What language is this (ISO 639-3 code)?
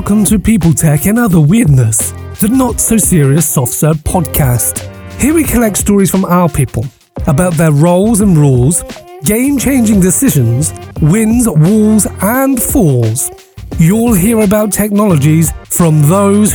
ukr